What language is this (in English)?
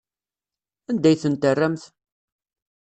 Kabyle